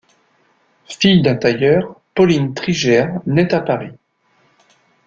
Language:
French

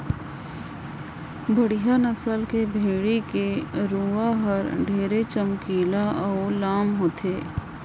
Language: Chhattisgarhi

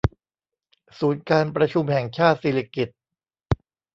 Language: Thai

